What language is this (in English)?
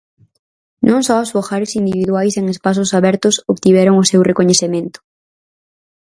Galician